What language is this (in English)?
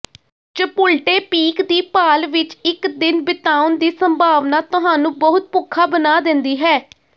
Punjabi